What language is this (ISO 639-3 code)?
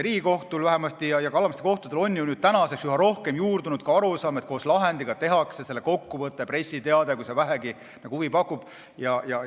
est